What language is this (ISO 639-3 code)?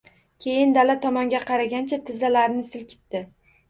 uzb